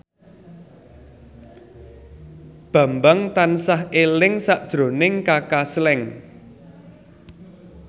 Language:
Javanese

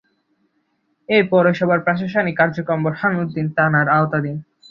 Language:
Bangla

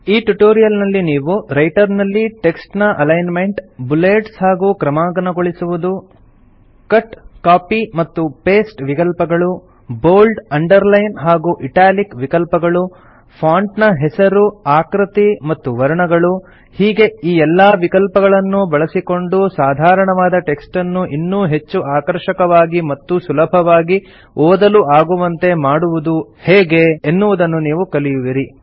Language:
Kannada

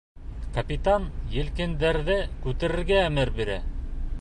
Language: Bashkir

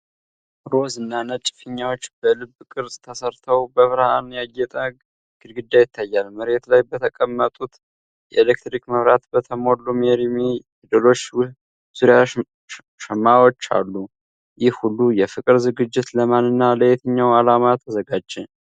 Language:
Amharic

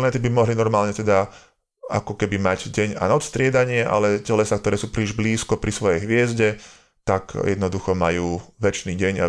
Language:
Slovak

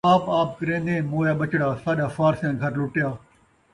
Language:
Saraiki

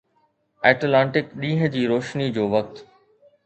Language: Sindhi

